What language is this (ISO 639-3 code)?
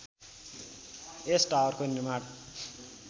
nep